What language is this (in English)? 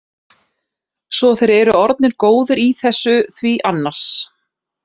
Icelandic